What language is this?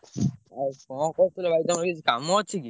Odia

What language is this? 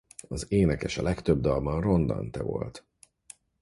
Hungarian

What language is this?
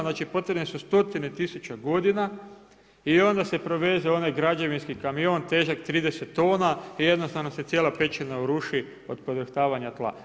Croatian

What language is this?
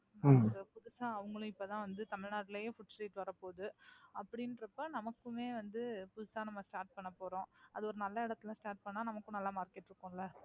Tamil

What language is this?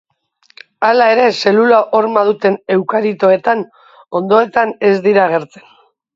Basque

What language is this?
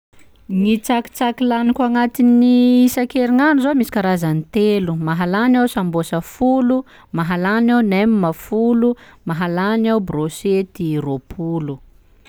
Sakalava Malagasy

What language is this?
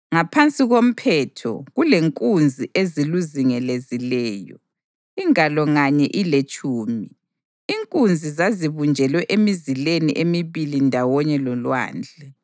North Ndebele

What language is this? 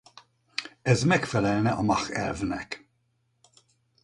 Hungarian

